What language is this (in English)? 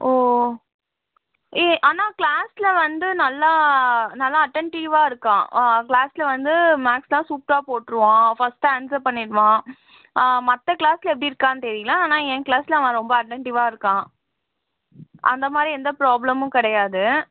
Tamil